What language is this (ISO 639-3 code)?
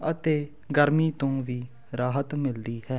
pan